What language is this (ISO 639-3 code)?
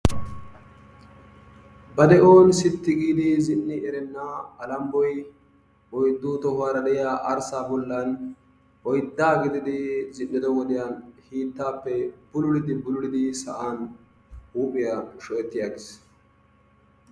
wal